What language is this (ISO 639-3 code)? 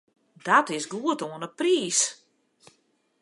fry